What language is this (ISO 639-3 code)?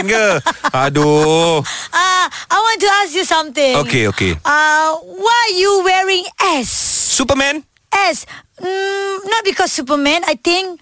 msa